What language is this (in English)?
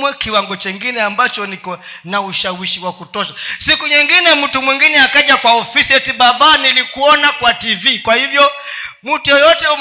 Swahili